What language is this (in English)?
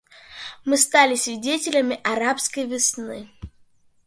Russian